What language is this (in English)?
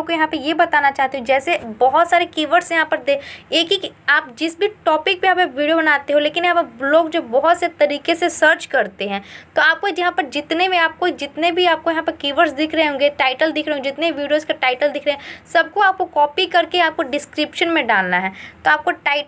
Hindi